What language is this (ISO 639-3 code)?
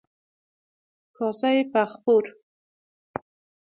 fas